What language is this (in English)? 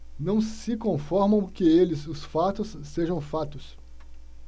Portuguese